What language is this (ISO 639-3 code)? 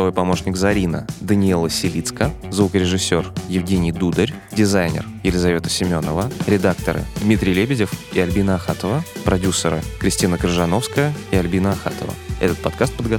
rus